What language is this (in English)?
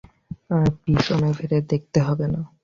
Bangla